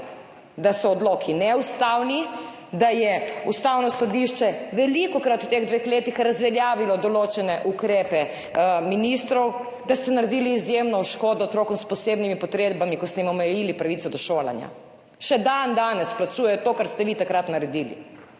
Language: Slovenian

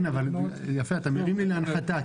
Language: Hebrew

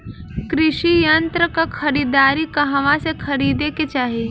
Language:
Bhojpuri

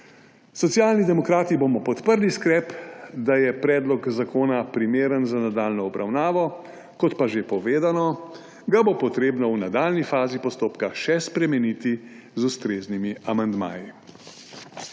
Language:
Slovenian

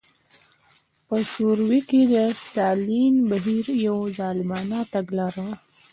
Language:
Pashto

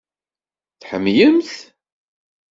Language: Kabyle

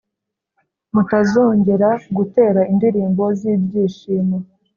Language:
Kinyarwanda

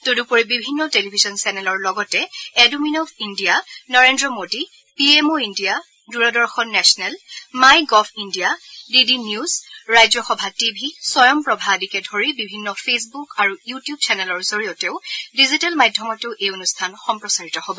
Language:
Assamese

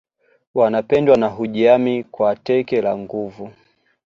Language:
Swahili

